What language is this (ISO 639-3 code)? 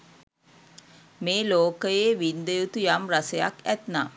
sin